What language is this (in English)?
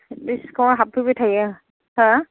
Bodo